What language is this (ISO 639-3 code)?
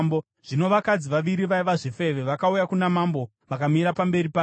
sna